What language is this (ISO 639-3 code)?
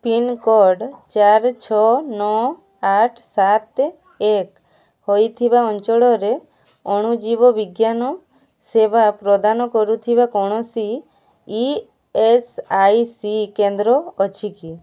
ori